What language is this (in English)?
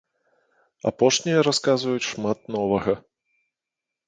Belarusian